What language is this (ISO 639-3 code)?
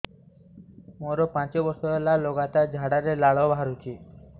ori